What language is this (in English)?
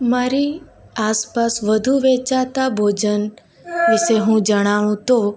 Gujarati